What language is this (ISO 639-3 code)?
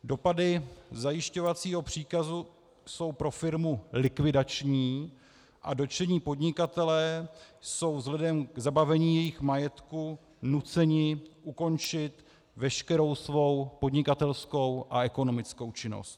ces